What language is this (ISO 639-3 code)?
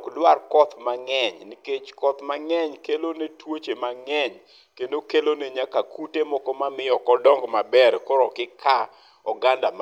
luo